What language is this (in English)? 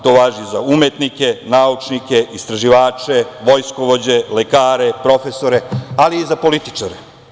Serbian